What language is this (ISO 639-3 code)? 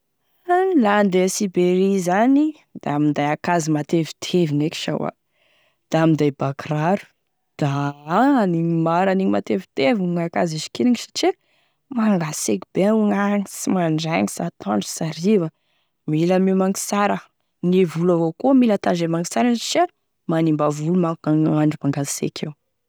tkg